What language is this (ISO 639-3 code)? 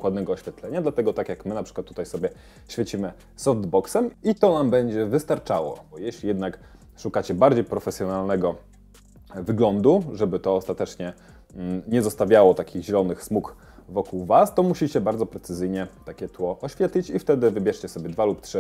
pol